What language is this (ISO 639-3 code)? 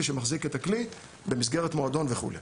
heb